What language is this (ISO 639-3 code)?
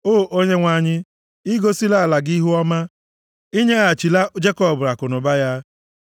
ibo